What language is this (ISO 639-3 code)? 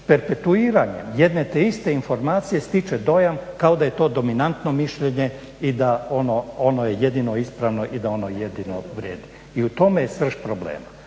hrv